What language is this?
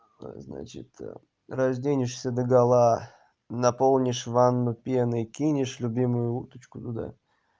Russian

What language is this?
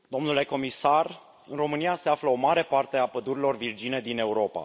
Romanian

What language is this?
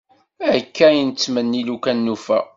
Kabyle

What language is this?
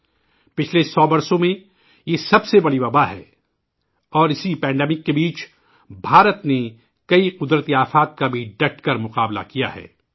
Urdu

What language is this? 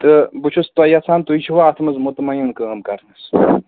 Kashmiri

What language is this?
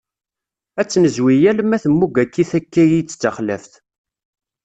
Kabyle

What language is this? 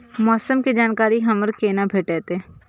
Maithili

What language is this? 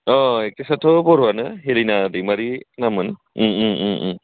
Bodo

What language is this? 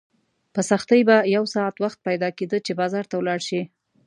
Pashto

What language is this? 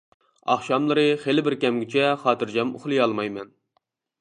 Uyghur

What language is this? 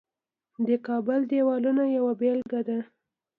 Pashto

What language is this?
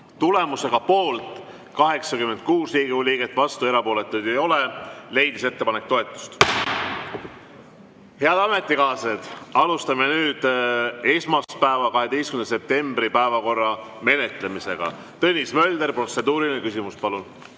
Estonian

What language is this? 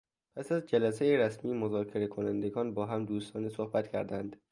Persian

